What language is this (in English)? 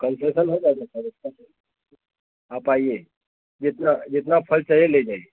Hindi